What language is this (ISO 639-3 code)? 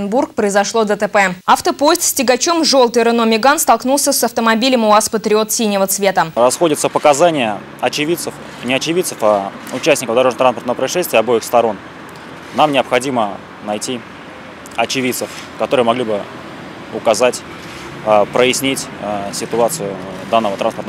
rus